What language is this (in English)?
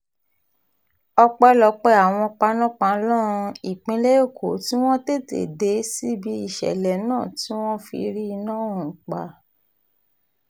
Yoruba